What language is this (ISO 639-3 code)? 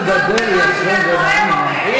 heb